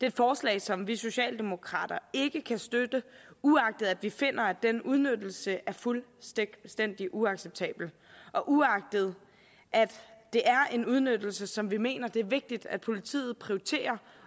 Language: Danish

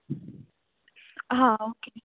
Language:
Konkani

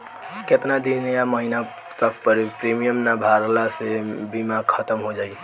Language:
Bhojpuri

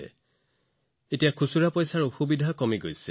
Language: Assamese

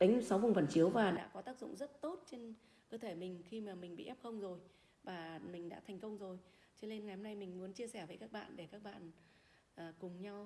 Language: Vietnamese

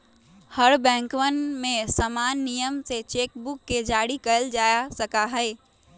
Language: Magahi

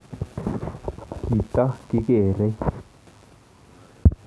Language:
Kalenjin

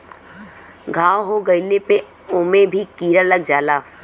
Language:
Bhojpuri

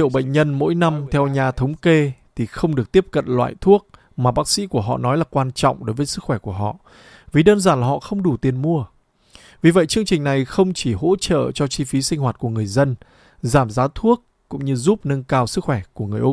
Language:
Vietnamese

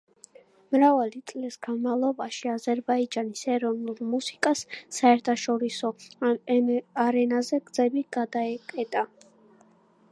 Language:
Georgian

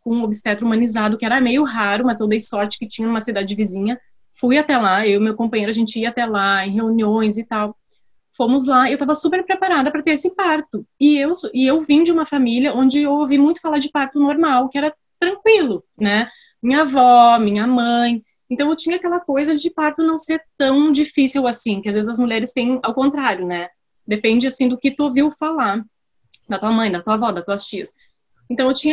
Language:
Portuguese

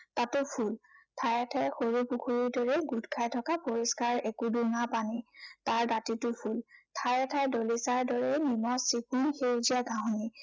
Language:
Assamese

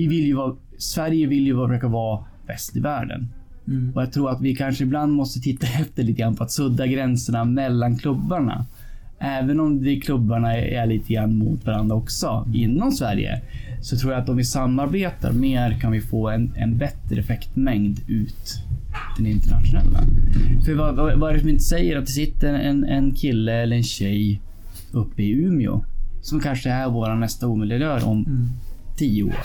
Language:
Swedish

